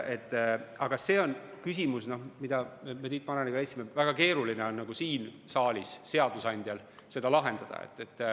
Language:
Estonian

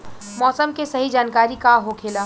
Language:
Bhojpuri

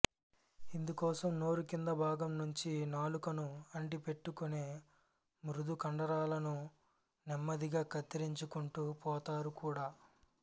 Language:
Telugu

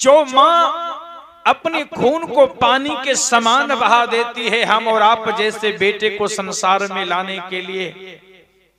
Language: Hindi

